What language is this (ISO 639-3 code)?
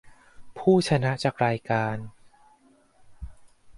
tha